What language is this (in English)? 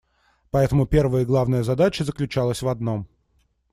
Russian